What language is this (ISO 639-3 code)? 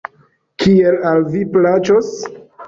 epo